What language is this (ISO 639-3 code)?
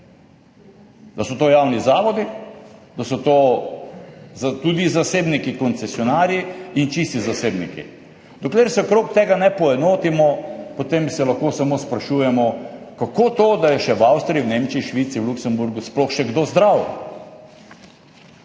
slv